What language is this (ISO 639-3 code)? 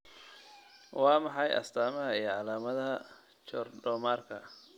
som